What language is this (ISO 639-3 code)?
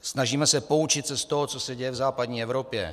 ces